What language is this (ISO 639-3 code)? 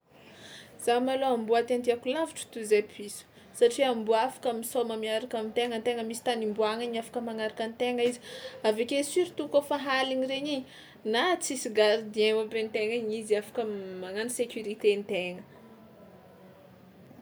xmw